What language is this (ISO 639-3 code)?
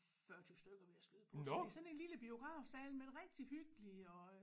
dan